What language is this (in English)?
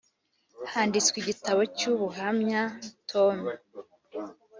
Kinyarwanda